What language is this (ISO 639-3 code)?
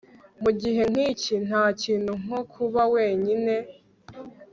kin